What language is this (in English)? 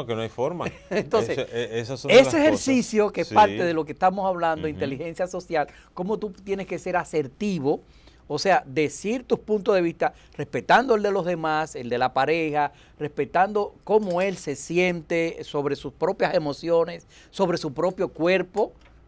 Spanish